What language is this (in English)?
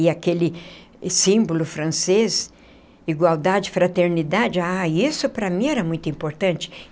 Portuguese